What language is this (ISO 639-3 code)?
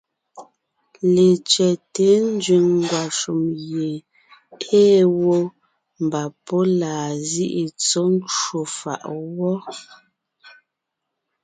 nnh